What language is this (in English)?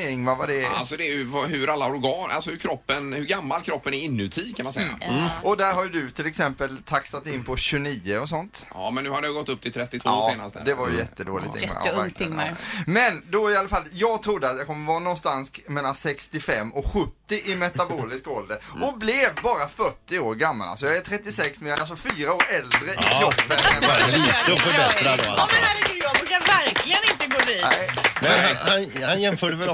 Swedish